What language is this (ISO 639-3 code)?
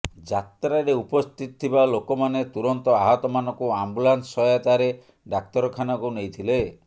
ori